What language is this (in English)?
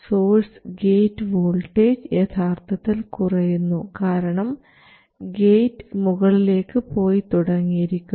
Malayalam